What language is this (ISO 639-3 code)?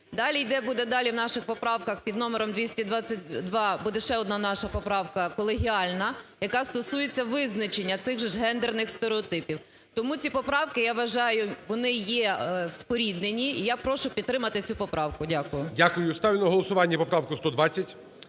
ukr